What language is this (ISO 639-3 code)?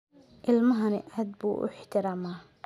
som